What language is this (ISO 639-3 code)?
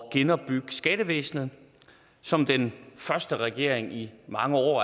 dan